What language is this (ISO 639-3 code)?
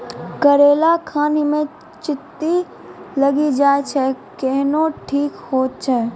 mai